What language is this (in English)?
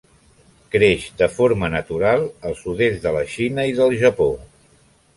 Catalan